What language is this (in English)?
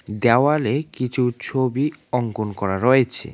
Bangla